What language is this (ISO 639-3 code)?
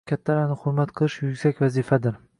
uzb